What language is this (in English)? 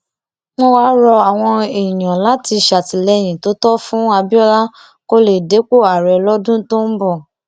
Yoruba